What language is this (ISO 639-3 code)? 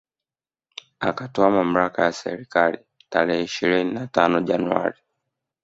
swa